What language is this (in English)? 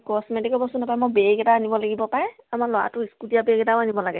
Assamese